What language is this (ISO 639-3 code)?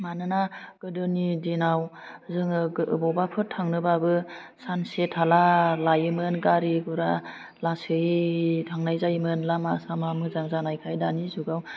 brx